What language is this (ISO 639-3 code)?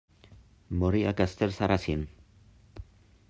cat